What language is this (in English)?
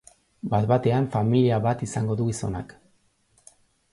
Basque